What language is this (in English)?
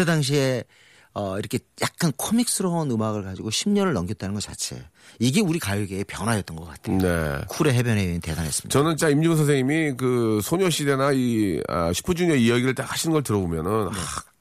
Korean